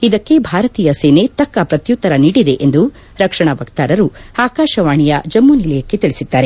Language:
Kannada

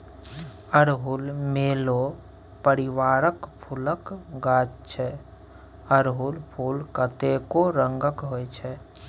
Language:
Maithili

